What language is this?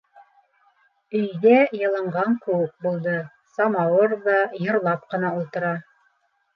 Bashkir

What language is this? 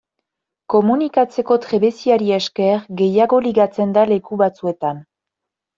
Basque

